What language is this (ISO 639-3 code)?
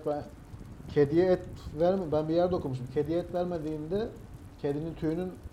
tur